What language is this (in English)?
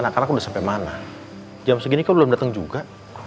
Indonesian